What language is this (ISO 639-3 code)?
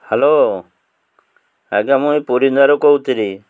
ori